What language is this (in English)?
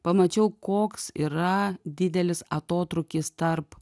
Lithuanian